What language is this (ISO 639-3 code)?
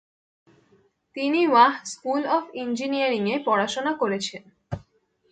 ben